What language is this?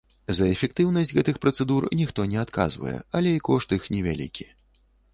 Belarusian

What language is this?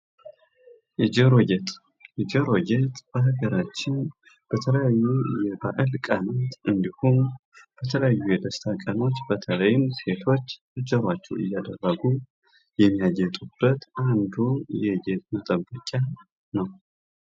Amharic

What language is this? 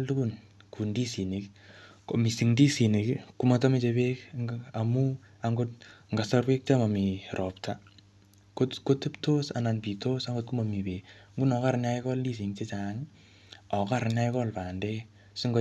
Kalenjin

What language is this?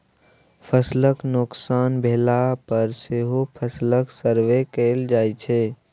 Maithili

